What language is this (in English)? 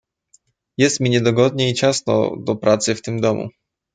Polish